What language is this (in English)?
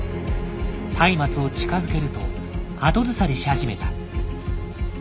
Japanese